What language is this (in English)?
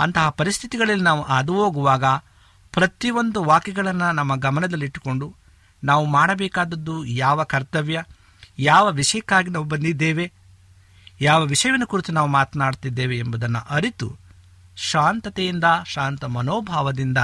Kannada